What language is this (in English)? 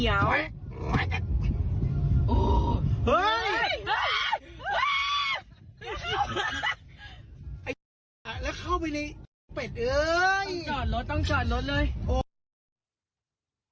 Thai